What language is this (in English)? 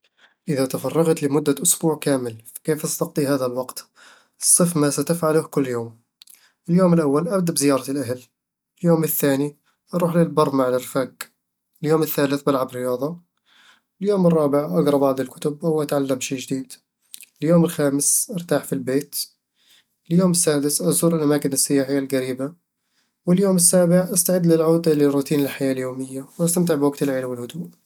Eastern Egyptian Bedawi Arabic